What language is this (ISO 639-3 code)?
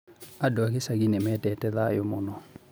kik